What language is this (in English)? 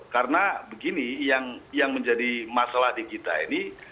Indonesian